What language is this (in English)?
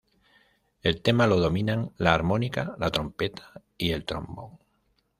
Spanish